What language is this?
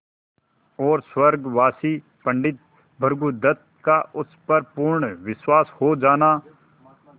Hindi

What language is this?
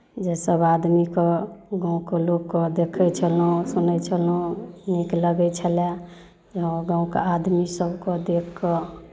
Maithili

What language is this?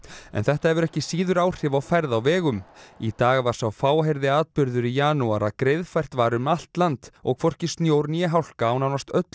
Icelandic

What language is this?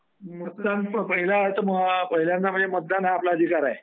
Marathi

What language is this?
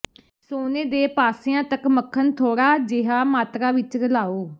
Punjabi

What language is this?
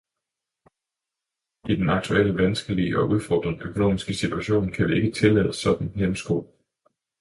Danish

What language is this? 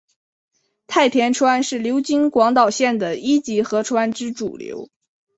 Chinese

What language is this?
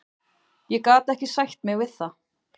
Icelandic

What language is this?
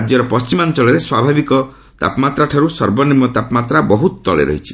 Odia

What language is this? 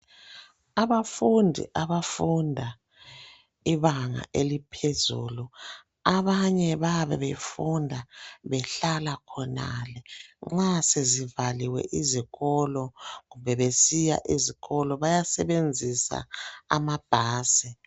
North Ndebele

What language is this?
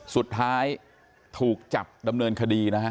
Thai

